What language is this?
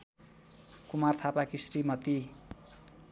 Nepali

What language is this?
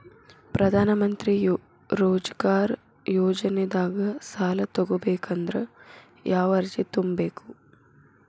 Kannada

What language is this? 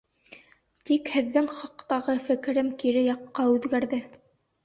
Bashkir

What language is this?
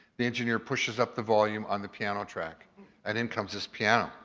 English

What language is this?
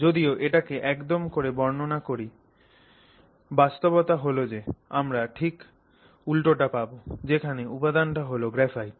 Bangla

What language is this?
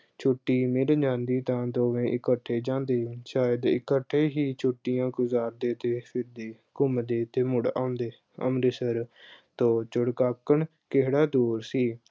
Punjabi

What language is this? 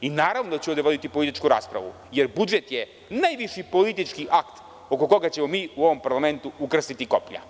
Serbian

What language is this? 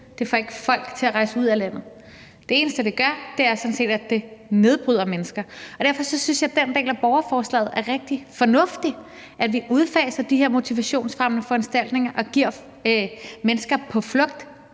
Danish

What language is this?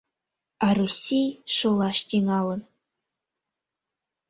Mari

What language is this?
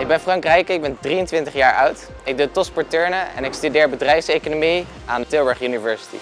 Dutch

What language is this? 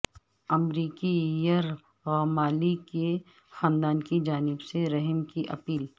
Urdu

